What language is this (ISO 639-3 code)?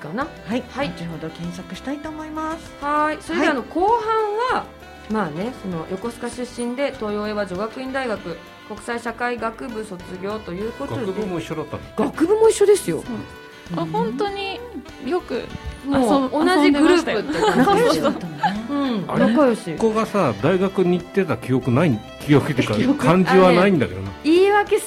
jpn